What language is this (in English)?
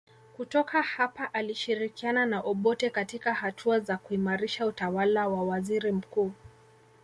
Swahili